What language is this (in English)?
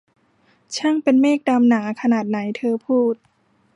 Thai